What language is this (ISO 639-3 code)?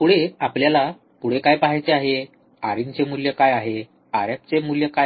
mar